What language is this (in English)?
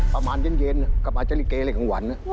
Thai